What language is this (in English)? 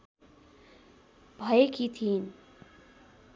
Nepali